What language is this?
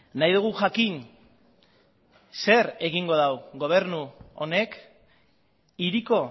Basque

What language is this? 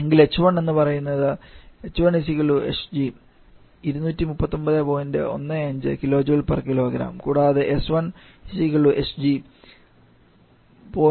Malayalam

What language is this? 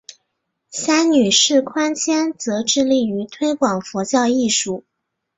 Chinese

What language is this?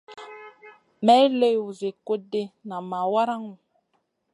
Masana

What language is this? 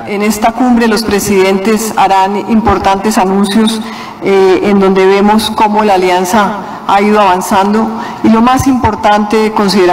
Spanish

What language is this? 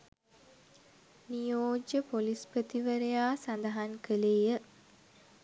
Sinhala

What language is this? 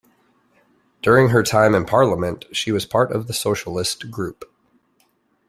English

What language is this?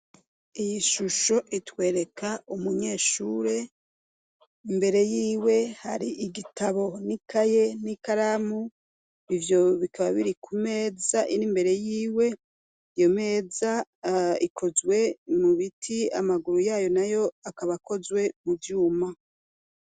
Rundi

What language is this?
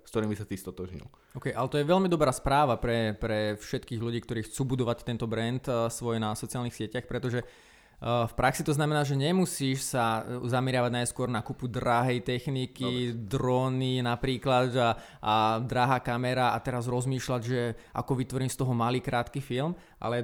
Slovak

